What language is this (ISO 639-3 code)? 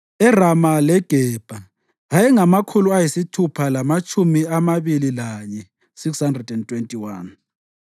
nde